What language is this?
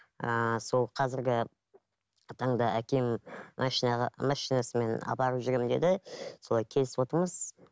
Kazakh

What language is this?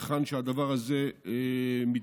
Hebrew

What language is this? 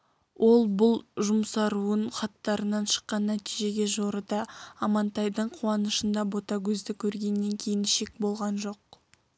Kazakh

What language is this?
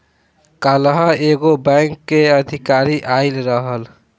Bhojpuri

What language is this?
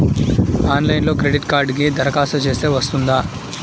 Telugu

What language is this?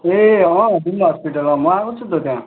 Nepali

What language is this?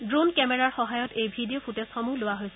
Assamese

